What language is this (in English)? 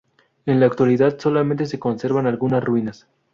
Spanish